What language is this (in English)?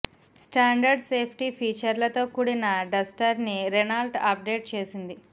Telugu